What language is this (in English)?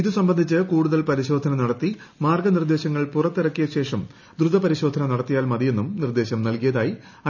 Malayalam